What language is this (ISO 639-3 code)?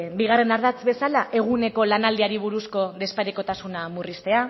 eus